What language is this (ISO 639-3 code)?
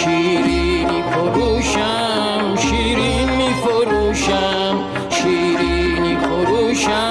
fas